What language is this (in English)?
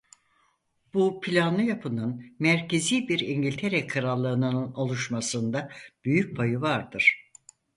Turkish